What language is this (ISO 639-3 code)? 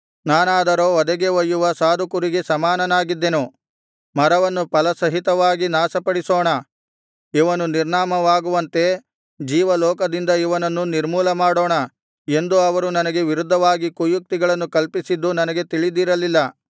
kan